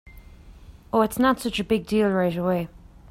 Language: English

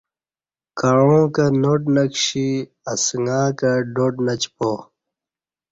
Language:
Kati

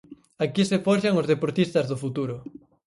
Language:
Galician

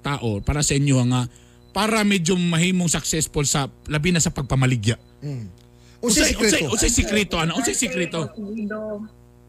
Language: Filipino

